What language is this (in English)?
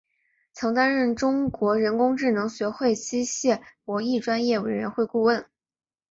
Chinese